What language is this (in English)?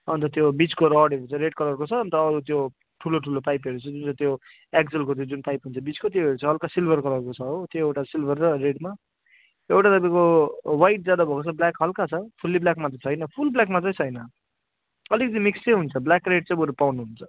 Nepali